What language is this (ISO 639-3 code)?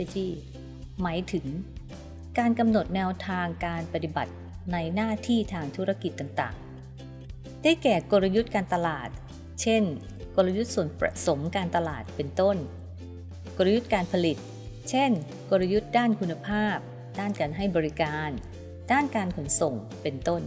tha